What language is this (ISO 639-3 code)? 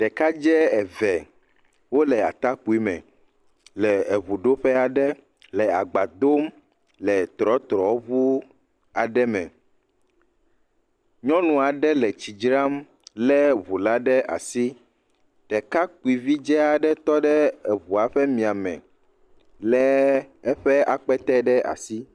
ewe